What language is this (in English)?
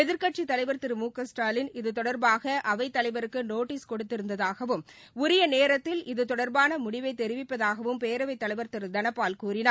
Tamil